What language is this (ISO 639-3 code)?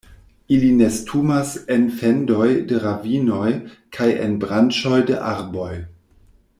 epo